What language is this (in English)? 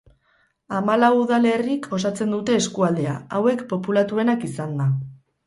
Basque